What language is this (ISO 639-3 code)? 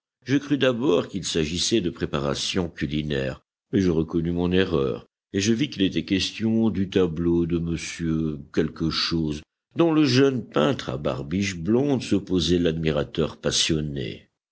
fra